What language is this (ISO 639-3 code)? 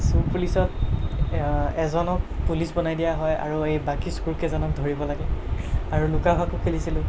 asm